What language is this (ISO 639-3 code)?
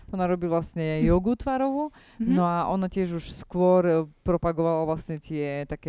slk